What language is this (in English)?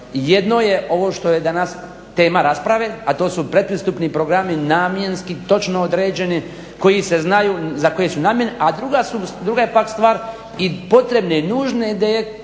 Croatian